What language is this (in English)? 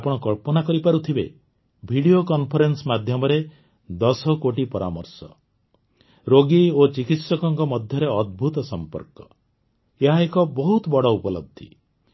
Odia